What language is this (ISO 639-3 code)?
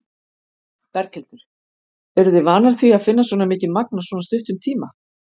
isl